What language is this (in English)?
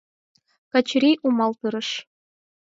Mari